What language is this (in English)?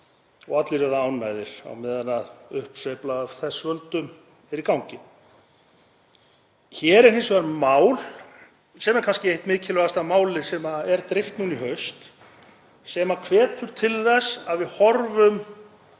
Icelandic